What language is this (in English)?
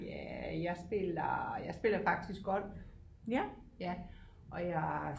Danish